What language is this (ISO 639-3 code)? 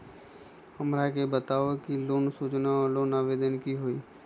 mag